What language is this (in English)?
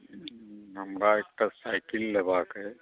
Maithili